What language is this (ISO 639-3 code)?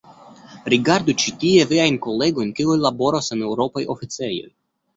epo